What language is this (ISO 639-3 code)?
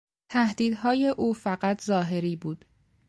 fas